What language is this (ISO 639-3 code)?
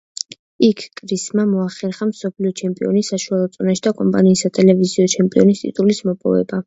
kat